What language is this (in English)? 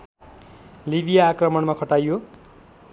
Nepali